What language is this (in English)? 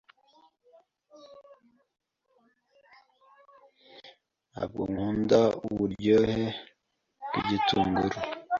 Kinyarwanda